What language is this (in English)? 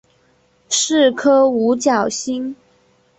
Chinese